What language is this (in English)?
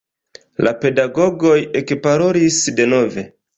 Esperanto